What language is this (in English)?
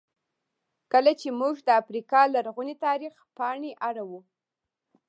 Pashto